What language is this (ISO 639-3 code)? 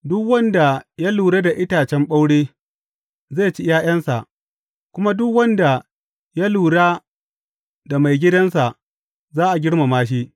hau